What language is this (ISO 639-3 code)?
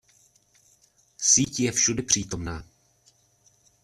ces